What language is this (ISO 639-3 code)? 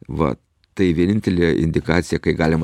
lit